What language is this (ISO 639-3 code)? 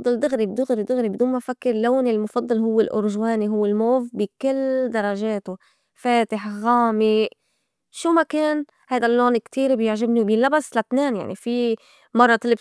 apc